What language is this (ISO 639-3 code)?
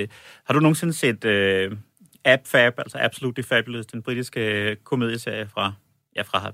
dan